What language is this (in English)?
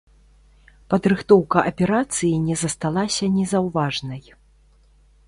Belarusian